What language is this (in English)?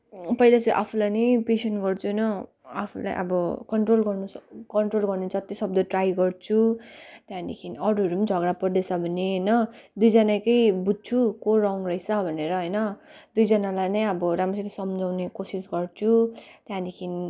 Nepali